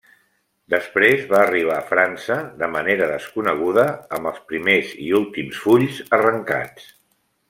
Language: Catalan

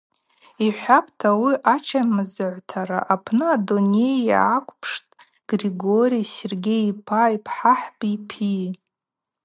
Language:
Abaza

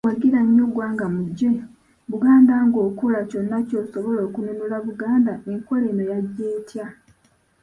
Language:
Ganda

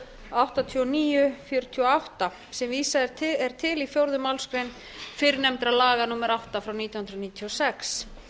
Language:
Icelandic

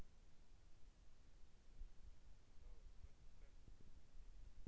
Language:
Russian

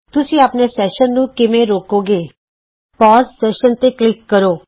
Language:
Punjabi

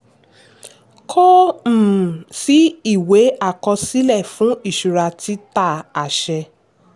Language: Yoruba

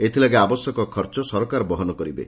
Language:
Odia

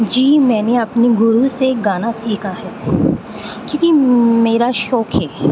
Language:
Urdu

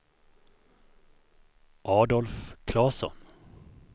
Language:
Swedish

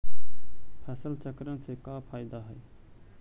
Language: Magahi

